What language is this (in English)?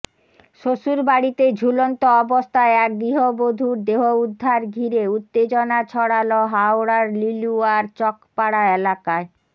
Bangla